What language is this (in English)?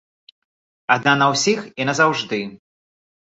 Belarusian